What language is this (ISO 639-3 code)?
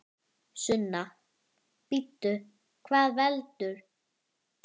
isl